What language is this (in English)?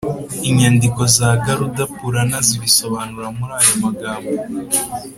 Kinyarwanda